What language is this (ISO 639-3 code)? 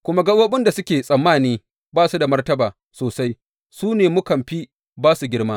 hau